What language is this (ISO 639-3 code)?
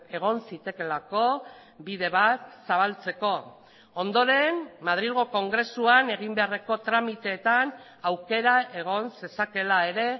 eus